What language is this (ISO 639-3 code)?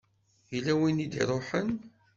kab